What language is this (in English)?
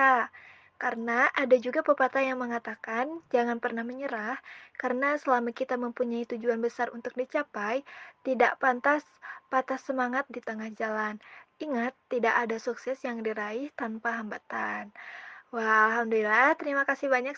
Indonesian